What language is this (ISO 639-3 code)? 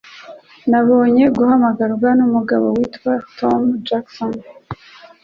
kin